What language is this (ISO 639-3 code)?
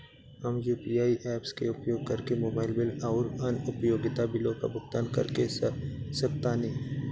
bho